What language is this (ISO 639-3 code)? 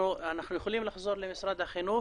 heb